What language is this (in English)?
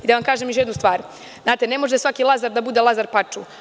Serbian